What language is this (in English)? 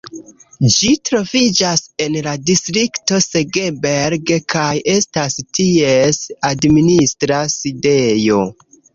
Esperanto